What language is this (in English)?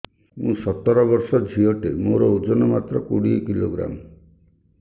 Odia